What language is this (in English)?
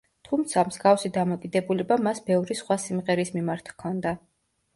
Georgian